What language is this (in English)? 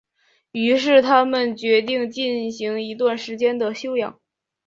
Chinese